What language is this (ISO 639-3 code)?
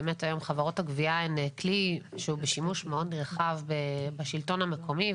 heb